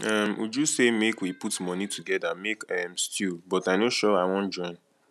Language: Nigerian Pidgin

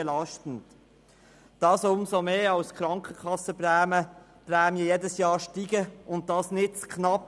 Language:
Swiss German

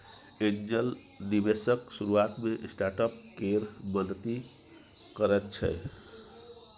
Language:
Maithili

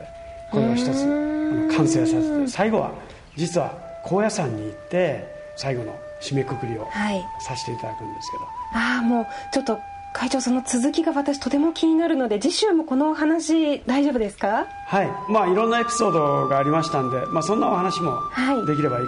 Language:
Japanese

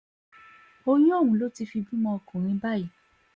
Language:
Yoruba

